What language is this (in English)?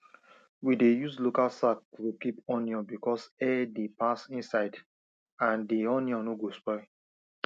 Nigerian Pidgin